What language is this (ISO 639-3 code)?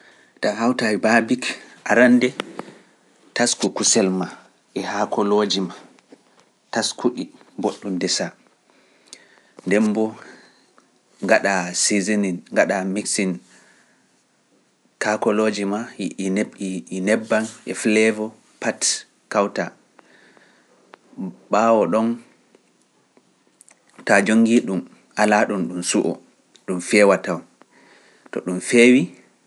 fuf